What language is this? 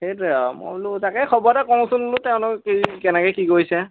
Assamese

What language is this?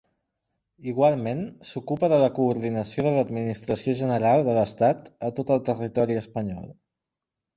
Catalan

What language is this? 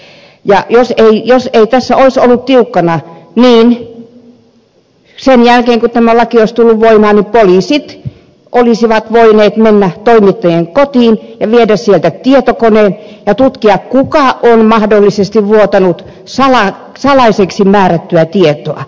Finnish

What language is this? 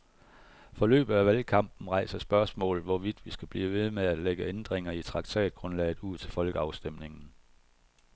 Danish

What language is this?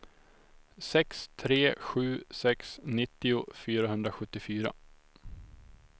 Swedish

